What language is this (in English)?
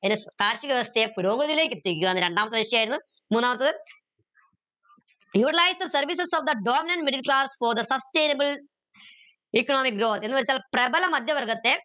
Malayalam